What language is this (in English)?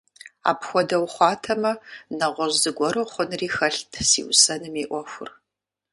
Kabardian